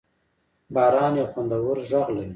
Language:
Pashto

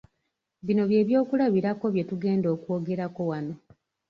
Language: Ganda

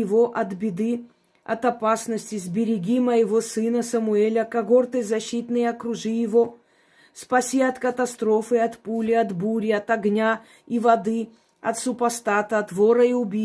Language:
Russian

